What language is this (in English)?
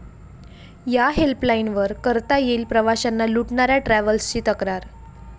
Marathi